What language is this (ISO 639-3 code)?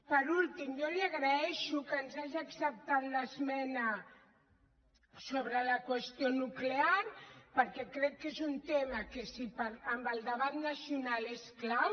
cat